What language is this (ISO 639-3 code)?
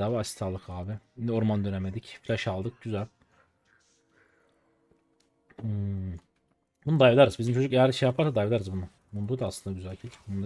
tur